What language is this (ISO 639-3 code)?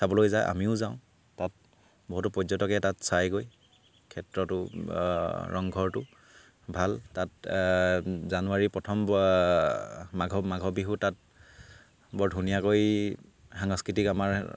asm